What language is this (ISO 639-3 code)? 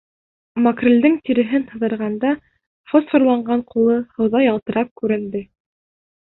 bak